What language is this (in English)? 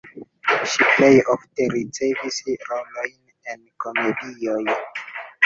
Esperanto